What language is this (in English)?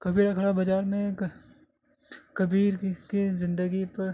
Urdu